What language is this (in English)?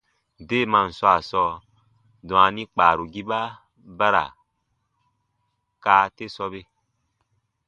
Baatonum